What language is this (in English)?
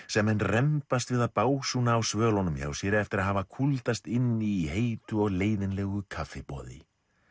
Icelandic